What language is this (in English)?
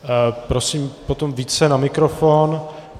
Czech